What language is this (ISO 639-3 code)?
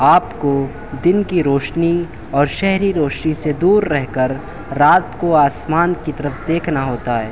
urd